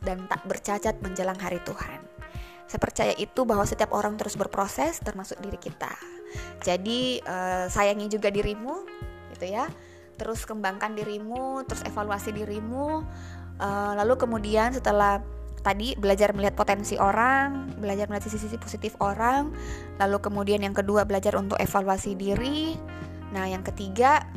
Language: Indonesian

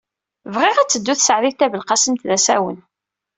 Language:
Kabyle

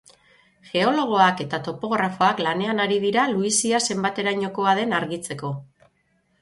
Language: Basque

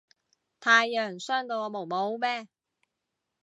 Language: Cantonese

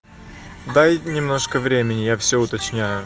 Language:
Russian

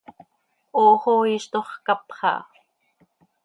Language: Seri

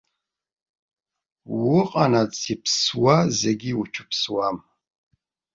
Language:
Abkhazian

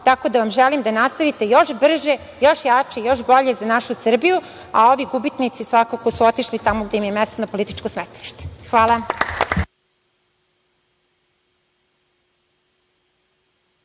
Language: Serbian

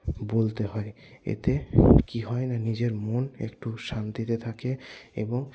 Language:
Bangla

